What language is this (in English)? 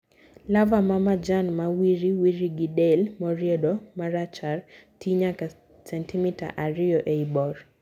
Luo (Kenya and Tanzania)